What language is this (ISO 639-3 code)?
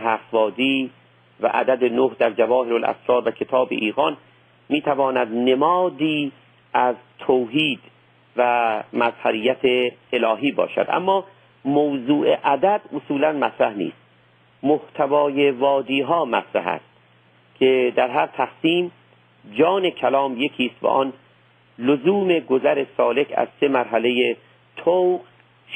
fas